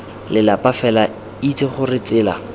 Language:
Tswana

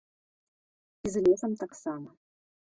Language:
Belarusian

